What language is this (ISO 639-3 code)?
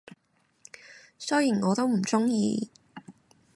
yue